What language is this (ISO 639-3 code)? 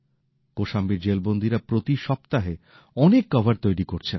ben